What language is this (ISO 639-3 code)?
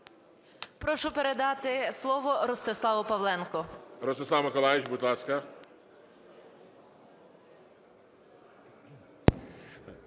ukr